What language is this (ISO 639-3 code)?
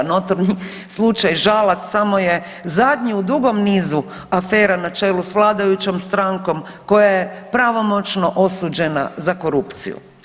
hrv